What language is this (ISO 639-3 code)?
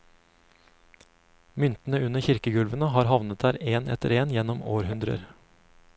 nor